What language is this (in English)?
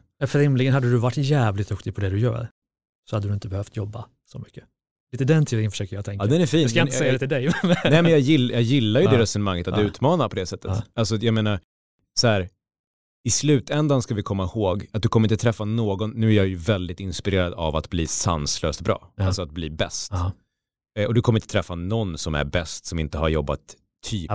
Swedish